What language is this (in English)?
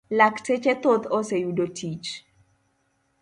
Luo (Kenya and Tanzania)